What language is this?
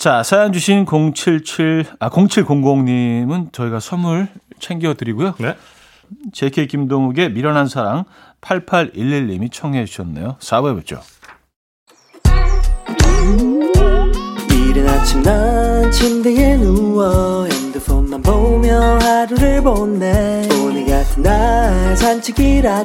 Korean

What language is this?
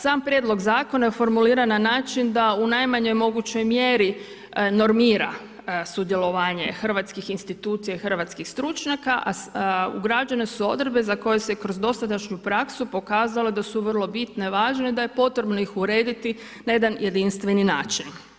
Croatian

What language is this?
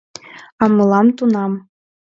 Mari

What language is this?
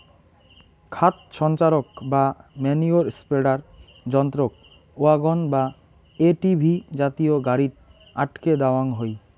Bangla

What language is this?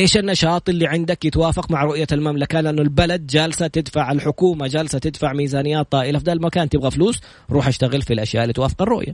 Arabic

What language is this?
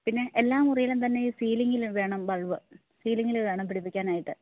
Malayalam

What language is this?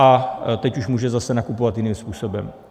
Czech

